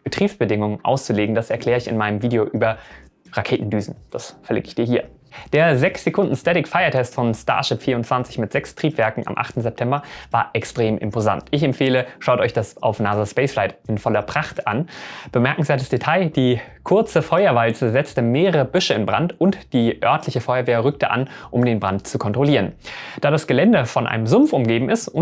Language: German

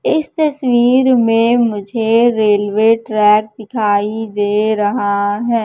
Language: Hindi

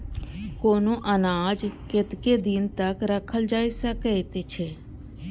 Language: Maithili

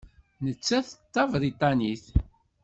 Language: Kabyle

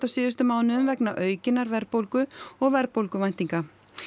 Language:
Icelandic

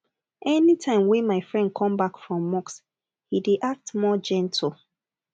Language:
Nigerian Pidgin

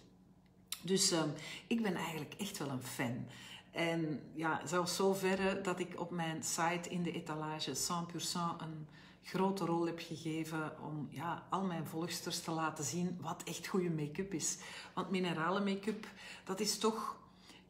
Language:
Dutch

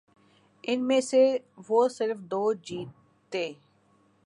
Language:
Urdu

